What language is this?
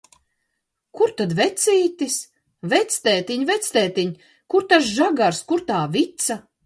Latvian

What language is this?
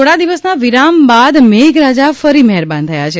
Gujarati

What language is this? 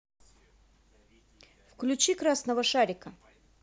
Russian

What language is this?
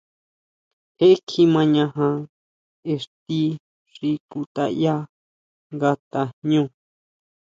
Huautla Mazatec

